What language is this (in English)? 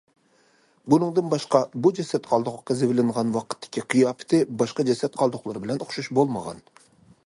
Uyghur